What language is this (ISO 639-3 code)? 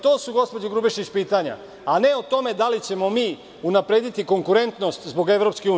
srp